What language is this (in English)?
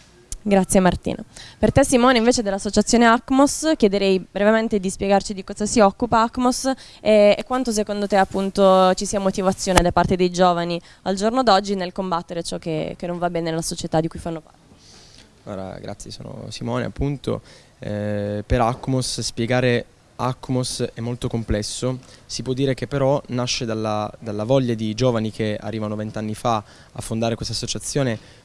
Italian